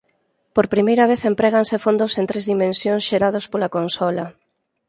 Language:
Galician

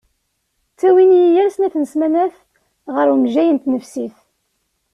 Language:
Kabyle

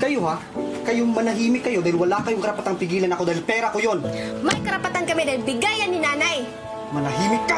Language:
Filipino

